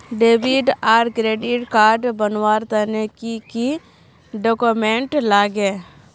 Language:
Magahi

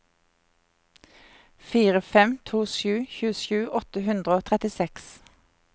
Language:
Norwegian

